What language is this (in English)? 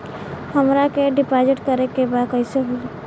Bhojpuri